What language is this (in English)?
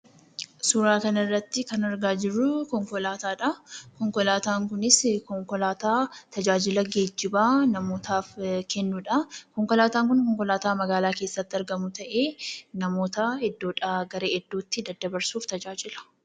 Oromo